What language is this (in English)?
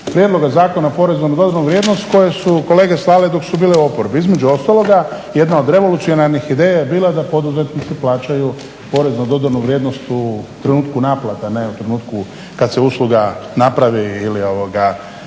Croatian